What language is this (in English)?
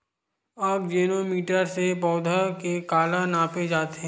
Chhattisgarhi